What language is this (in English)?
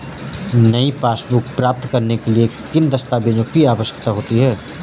Hindi